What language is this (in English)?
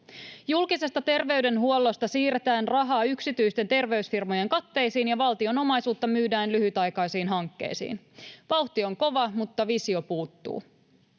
Finnish